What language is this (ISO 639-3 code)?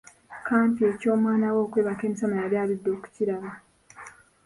lug